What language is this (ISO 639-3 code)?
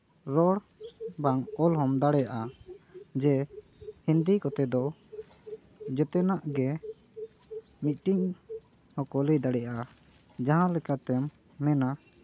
sat